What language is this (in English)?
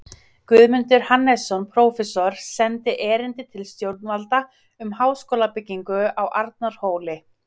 Icelandic